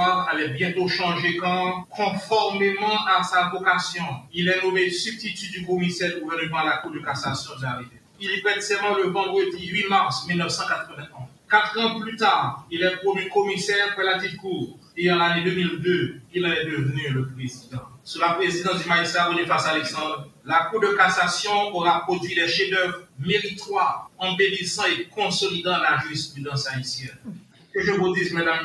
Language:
French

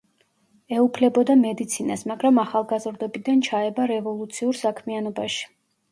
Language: Georgian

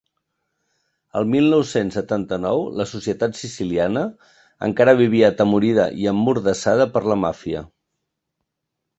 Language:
Catalan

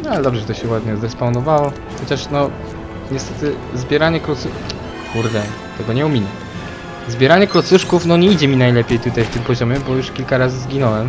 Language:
Polish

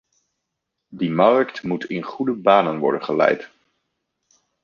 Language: Dutch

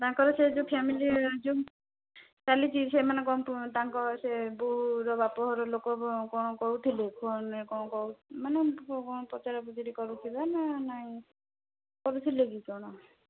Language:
Odia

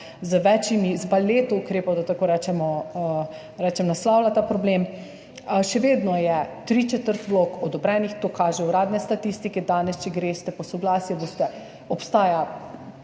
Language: Slovenian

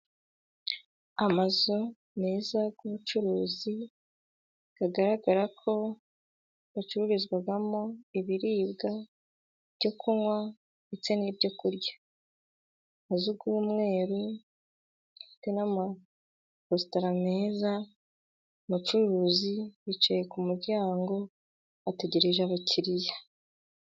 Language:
Kinyarwanda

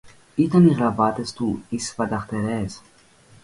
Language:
Greek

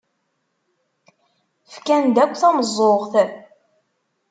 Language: Kabyle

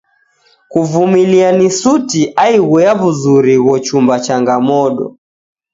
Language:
Taita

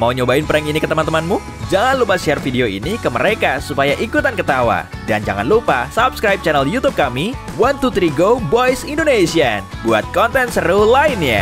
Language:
Indonesian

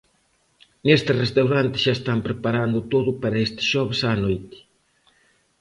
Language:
Galician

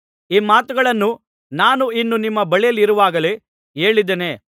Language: Kannada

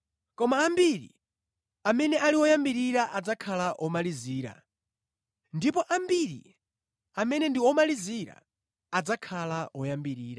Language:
Nyanja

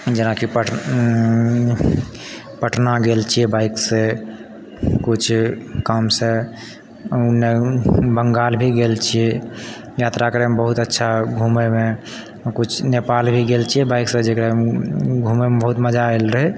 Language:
Maithili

